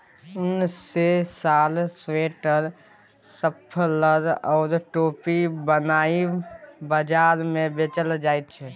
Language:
Maithili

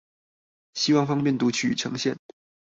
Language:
Chinese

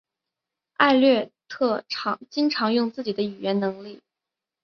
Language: Chinese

